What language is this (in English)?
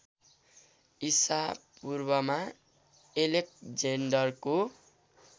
Nepali